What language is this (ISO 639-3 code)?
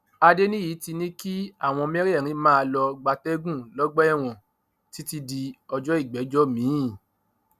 yor